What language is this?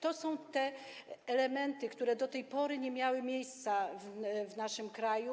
Polish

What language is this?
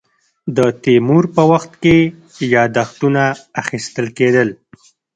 Pashto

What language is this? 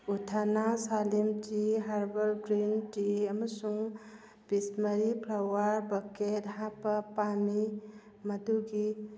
Manipuri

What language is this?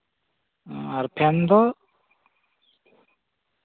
Santali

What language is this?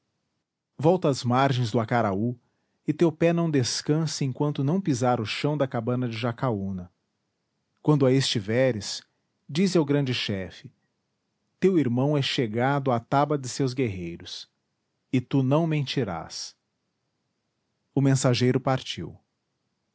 Portuguese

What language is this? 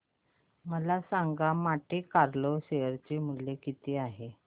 Marathi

